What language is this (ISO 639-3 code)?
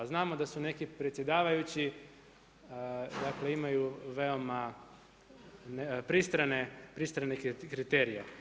hrv